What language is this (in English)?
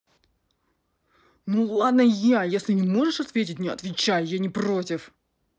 Russian